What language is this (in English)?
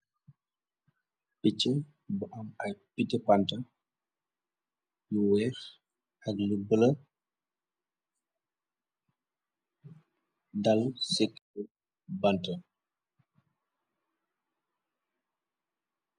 Wolof